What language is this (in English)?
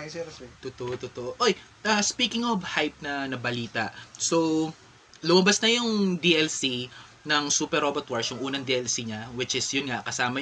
Filipino